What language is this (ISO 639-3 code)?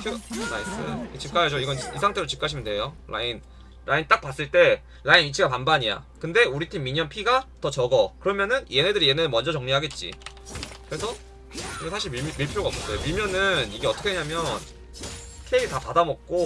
kor